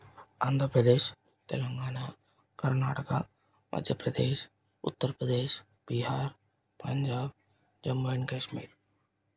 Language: Telugu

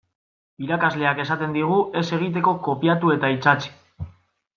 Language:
Basque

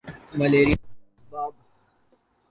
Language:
Urdu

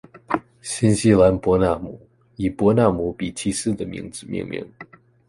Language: Chinese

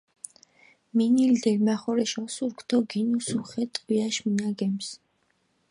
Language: Mingrelian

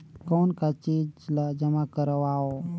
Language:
Chhattisgarhi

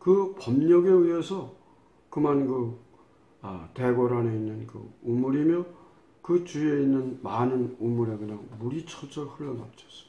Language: Korean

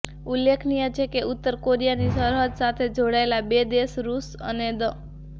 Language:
Gujarati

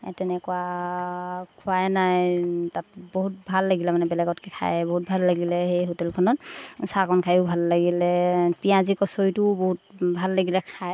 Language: Assamese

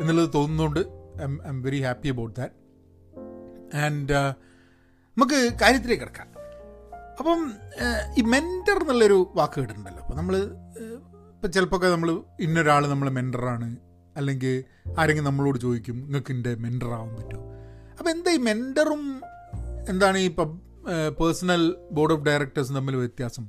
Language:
Malayalam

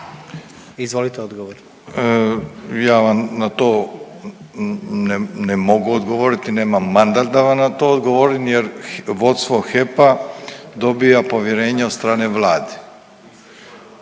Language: Croatian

